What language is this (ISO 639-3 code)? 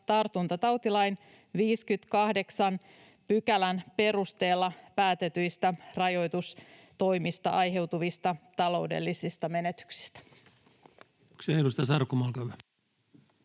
fin